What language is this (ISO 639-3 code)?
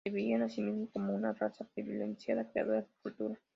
spa